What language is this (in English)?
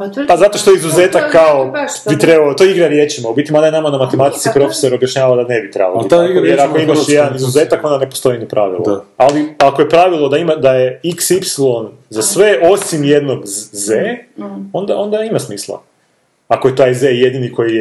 Croatian